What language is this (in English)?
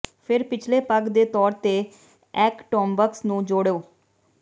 Punjabi